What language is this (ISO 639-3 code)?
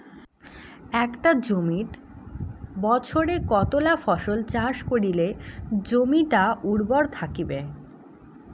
ben